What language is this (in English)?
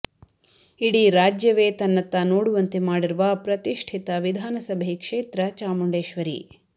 Kannada